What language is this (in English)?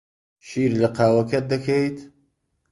Central Kurdish